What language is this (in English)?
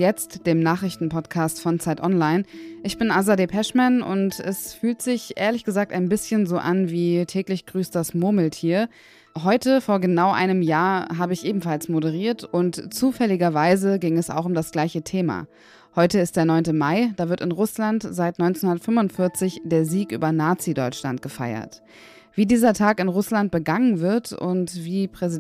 German